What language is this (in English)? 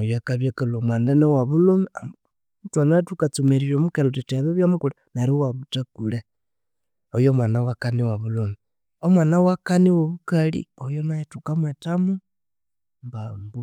Konzo